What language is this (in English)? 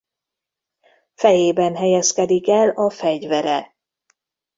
Hungarian